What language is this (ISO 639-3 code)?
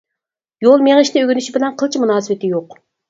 uig